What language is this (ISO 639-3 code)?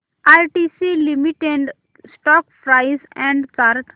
mar